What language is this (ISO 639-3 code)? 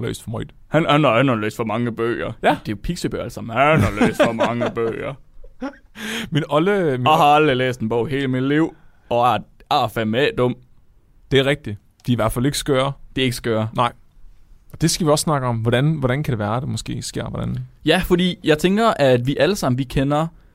dan